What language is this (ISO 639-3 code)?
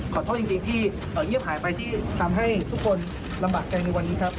tha